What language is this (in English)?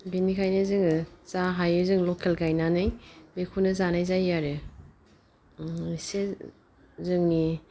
Bodo